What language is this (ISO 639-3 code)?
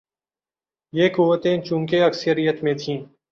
urd